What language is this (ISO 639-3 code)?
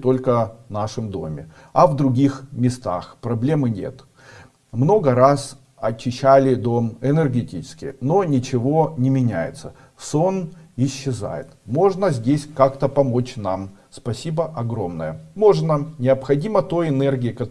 rus